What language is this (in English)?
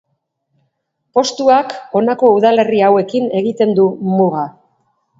Basque